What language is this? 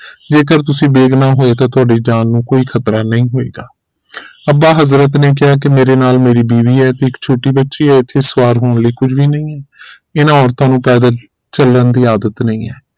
Punjabi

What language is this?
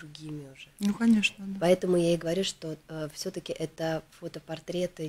Russian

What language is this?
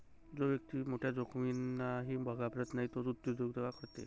Marathi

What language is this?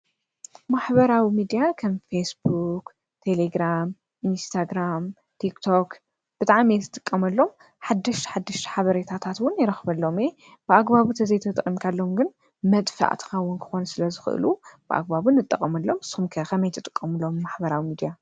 Tigrinya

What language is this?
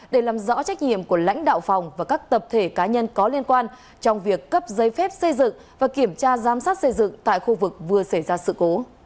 Vietnamese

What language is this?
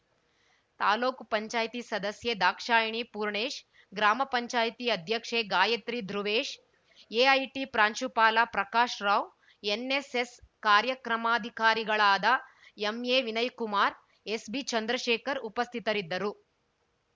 Kannada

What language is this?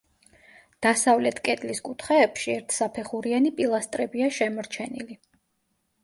Georgian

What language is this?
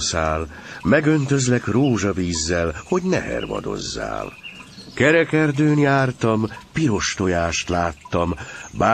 Hungarian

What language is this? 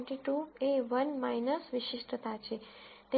Gujarati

